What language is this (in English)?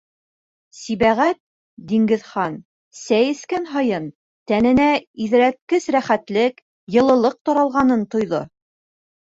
Bashkir